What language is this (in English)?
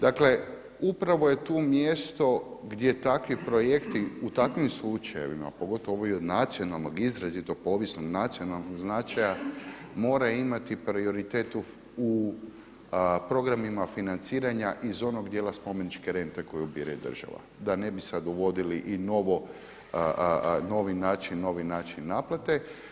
Croatian